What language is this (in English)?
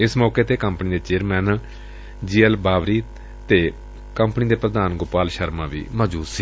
Punjabi